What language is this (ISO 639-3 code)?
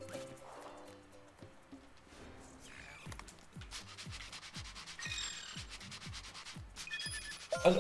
nld